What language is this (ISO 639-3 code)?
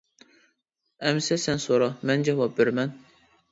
uig